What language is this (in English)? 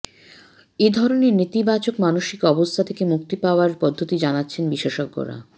Bangla